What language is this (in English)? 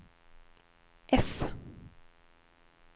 Swedish